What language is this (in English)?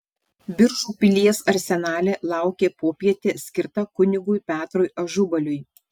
Lithuanian